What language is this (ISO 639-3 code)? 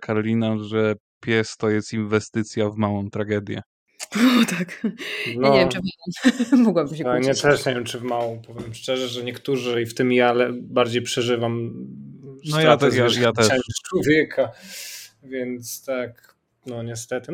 pol